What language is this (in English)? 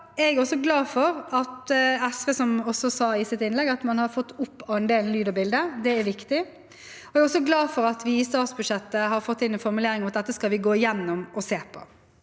Norwegian